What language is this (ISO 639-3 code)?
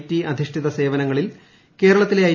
mal